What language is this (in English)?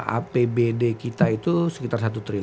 Indonesian